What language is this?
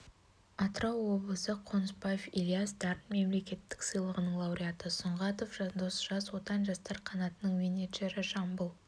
Kazakh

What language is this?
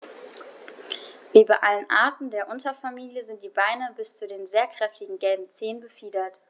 German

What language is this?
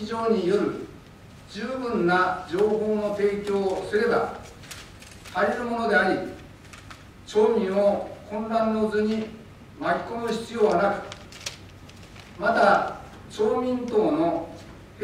Japanese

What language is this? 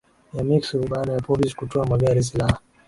Swahili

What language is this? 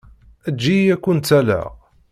Kabyle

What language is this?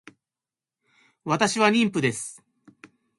Japanese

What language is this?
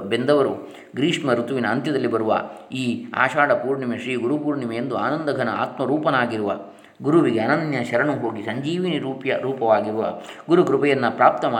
Kannada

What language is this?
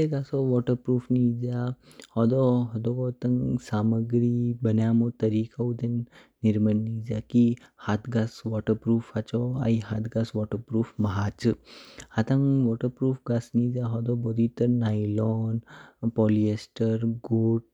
Kinnauri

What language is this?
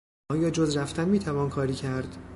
Persian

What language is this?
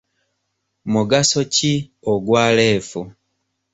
Ganda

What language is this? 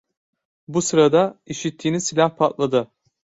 Turkish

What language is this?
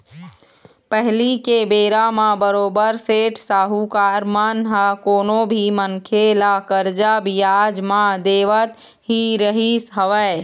Chhattisgarhi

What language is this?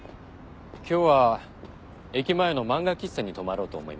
Japanese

